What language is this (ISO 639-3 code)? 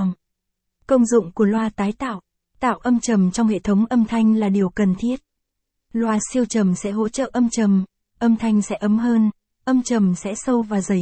vie